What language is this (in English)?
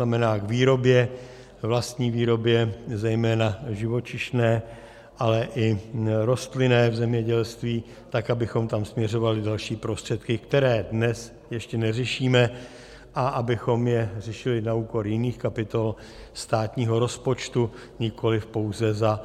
Czech